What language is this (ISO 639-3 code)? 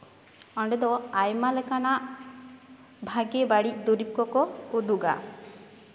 sat